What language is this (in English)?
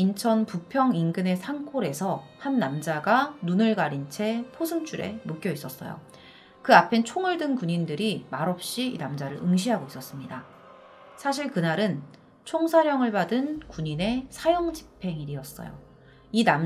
Korean